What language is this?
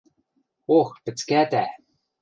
Western Mari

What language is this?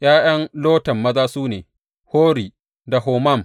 Hausa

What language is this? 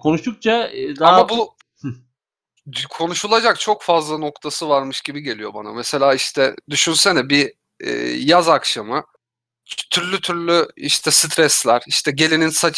Turkish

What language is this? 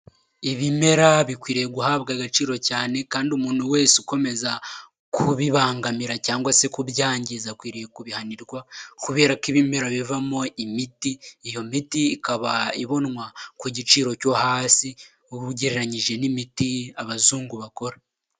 Kinyarwanda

